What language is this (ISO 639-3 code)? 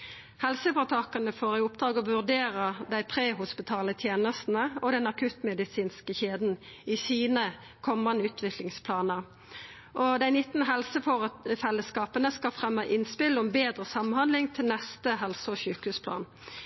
nno